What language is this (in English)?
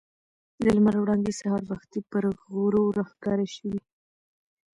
Pashto